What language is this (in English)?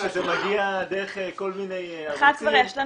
Hebrew